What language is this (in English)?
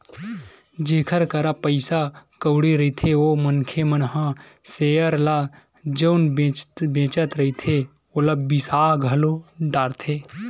Chhattisgarhi